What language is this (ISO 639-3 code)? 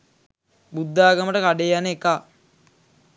sin